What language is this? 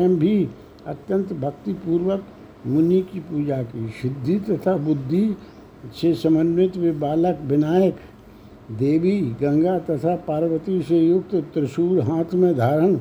Hindi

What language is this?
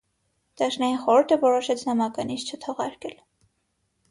Armenian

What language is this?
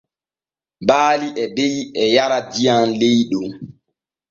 Borgu Fulfulde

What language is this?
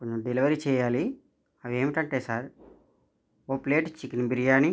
Telugu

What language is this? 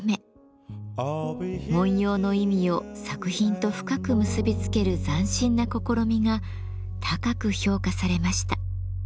Japanese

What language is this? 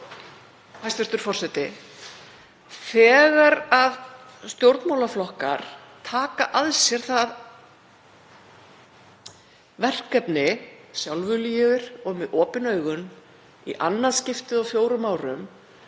Icelandic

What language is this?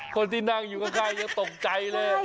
Thai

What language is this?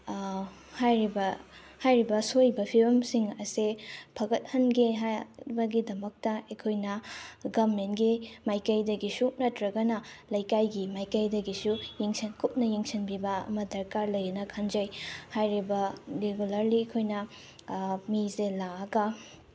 Manipuri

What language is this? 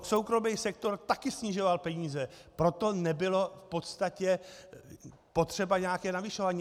Czech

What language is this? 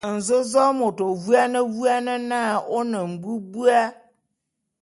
Bulu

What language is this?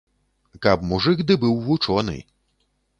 Belarusian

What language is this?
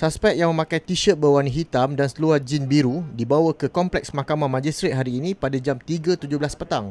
Malay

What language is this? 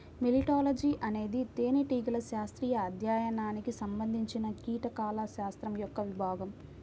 Telugu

